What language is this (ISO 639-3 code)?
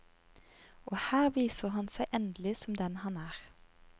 nor